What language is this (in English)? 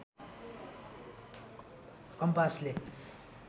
Nepali